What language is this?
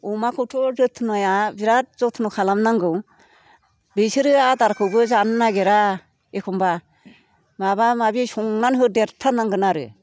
Bodo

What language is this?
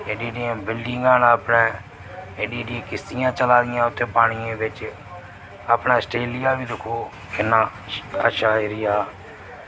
Dogri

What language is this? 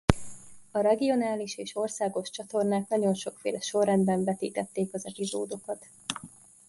Hungarian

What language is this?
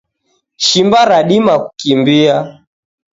Taita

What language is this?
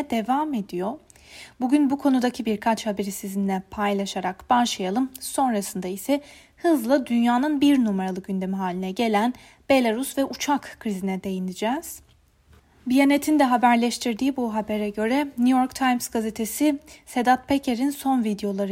Turkish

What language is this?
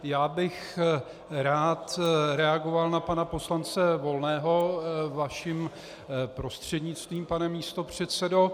Czech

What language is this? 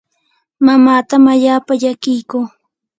Yanahuanca Pasco Quechua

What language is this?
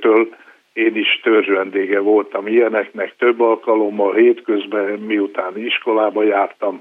Hungarian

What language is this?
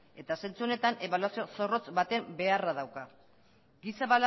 Basque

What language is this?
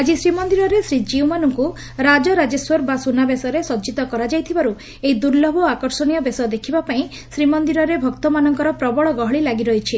Odia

